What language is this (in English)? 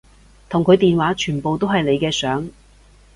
Cantonese